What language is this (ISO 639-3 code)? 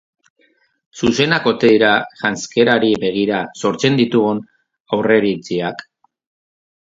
eus